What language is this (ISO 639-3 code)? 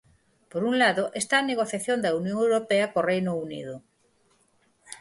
glg